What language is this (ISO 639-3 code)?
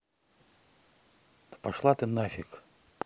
rus